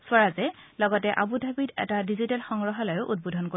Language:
Assamese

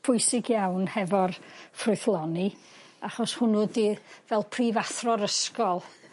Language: Welsh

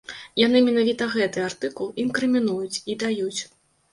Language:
Belarusian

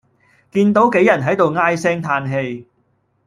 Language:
Cantonese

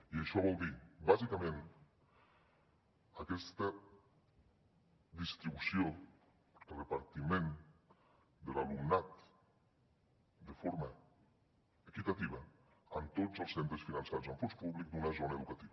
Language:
Catalan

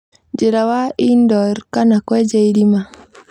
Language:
Kikuyu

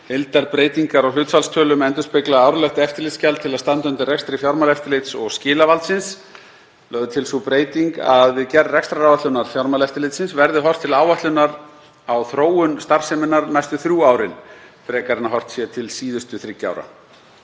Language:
Icelandic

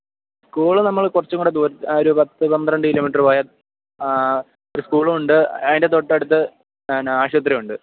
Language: Malayalam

